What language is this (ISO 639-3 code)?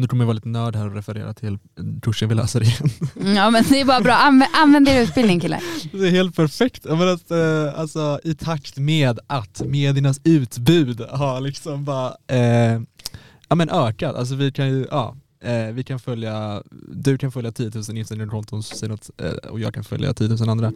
swe